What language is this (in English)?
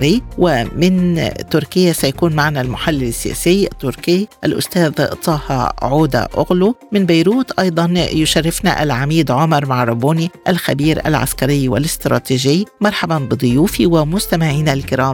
Arabic